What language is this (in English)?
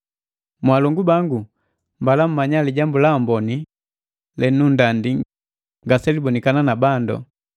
Matengo